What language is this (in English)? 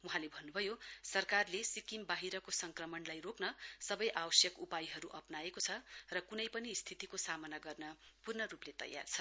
Nepali